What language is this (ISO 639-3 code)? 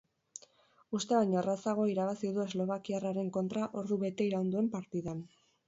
eus